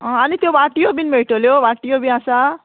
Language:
Konkani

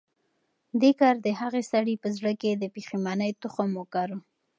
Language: Pashto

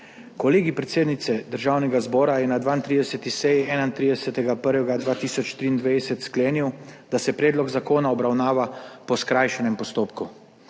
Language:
Slovenian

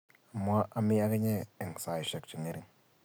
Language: Kalenjin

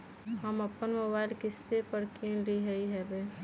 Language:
Magahi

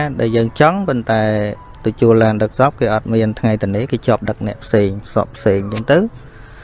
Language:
Vietnamese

